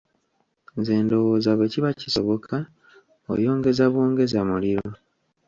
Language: Ganda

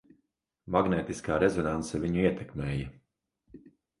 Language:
Latvian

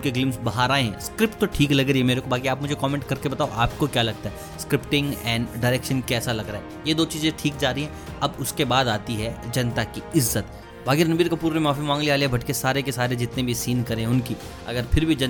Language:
Hindi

